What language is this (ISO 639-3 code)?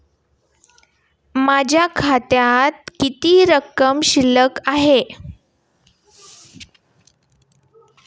mar